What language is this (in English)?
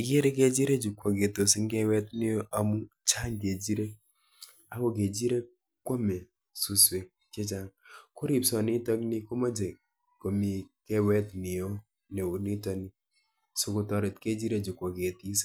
Kalenjin